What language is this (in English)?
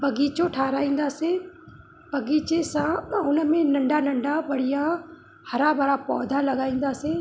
Sindhi